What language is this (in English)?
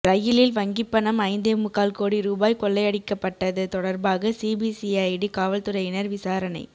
Tamil